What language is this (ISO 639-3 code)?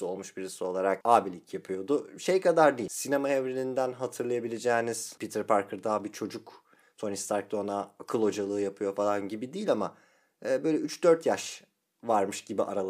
tur